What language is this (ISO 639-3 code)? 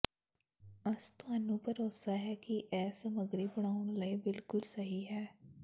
pan